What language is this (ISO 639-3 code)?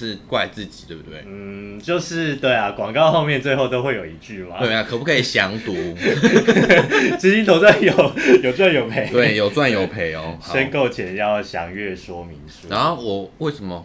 zho